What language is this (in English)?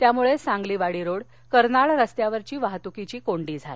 Marathi